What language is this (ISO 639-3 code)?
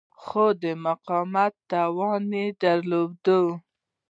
pus